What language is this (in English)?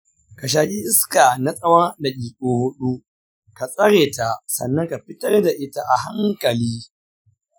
Hausa